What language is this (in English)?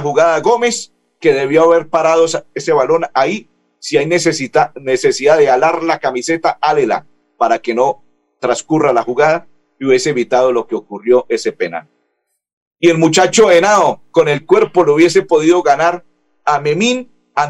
Spanish